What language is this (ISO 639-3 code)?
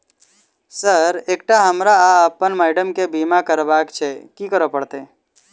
mai